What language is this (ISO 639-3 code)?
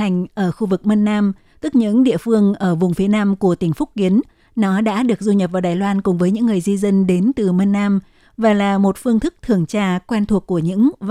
vie